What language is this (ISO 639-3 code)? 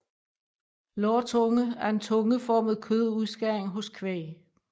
dan